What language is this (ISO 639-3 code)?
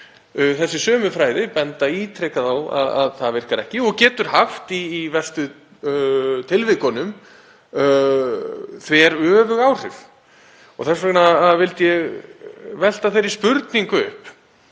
isl